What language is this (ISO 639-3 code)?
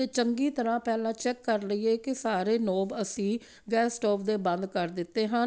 pan